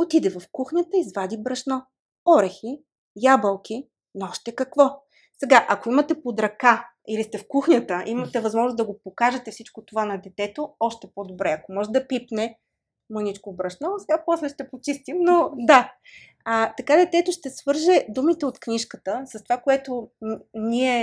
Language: Bulgarian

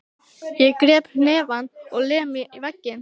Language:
Icelandic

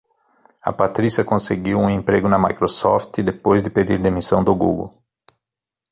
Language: Portuguese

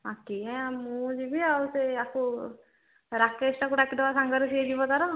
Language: Odia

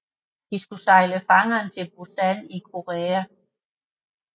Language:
Danish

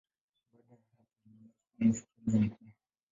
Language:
Swahili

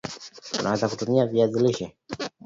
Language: Swahili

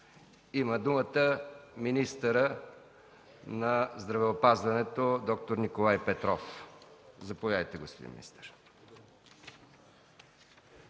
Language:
Bulgarian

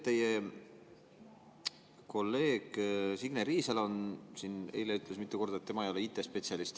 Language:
Estonian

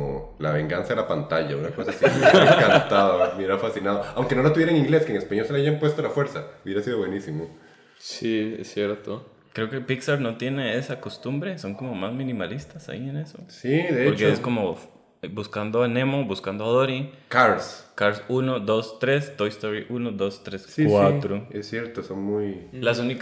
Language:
Spanish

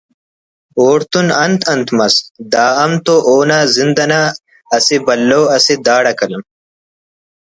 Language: Brahui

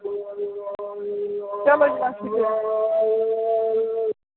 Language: Kashmiri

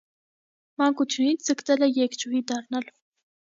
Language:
Armenian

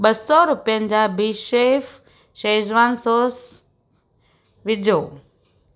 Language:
Sindhi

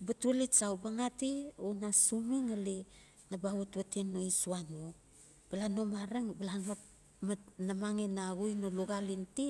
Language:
Notsi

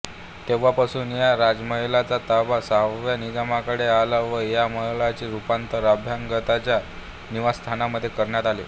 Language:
Marathi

